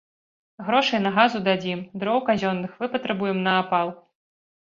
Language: Belarusian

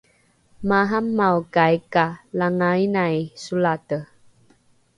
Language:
Rukai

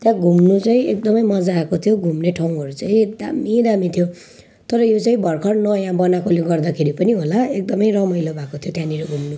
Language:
Nepali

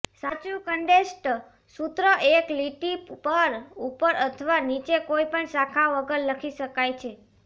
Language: Gujarati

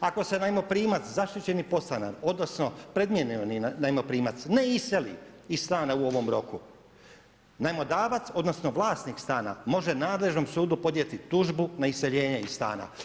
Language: Croatian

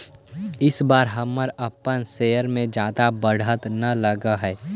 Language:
Magahi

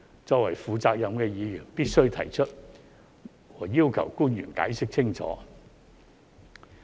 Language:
Cantonese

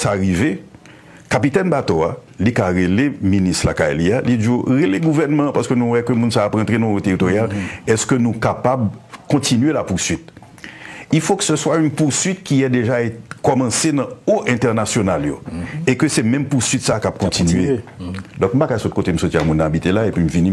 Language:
French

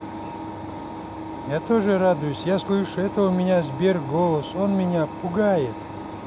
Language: Russian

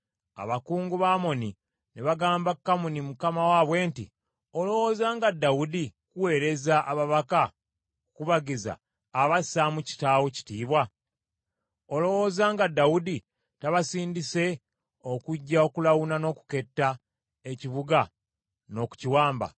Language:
Ganda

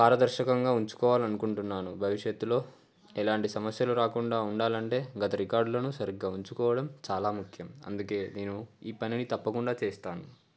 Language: Telugu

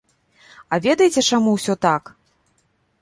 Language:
Belarusian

